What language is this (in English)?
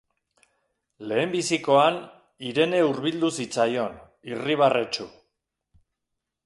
Basque